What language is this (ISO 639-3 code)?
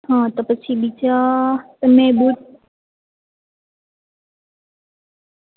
guj